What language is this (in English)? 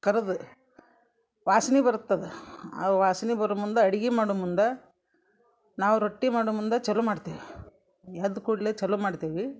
Kannada